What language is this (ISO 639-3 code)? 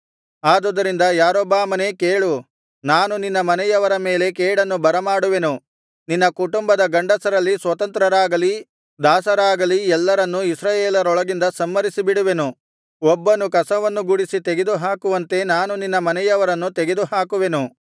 kan